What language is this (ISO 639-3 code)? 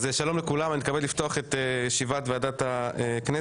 heb